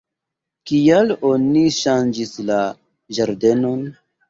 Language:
Esperanto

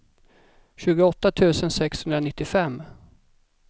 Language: Swedish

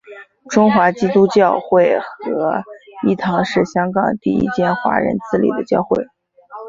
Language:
Chinese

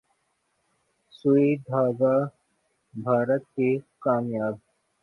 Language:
Urdu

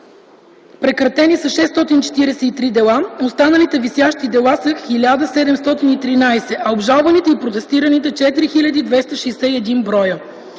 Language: Bulgarian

